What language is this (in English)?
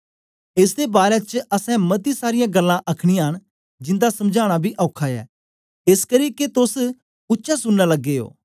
Dogri